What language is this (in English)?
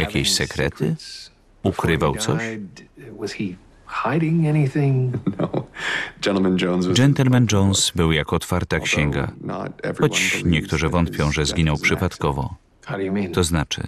Polish